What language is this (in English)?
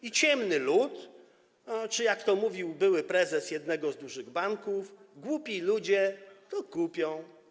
Polish